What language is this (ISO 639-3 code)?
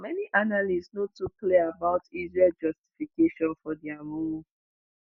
pcm